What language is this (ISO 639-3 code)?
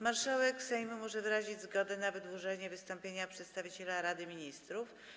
pol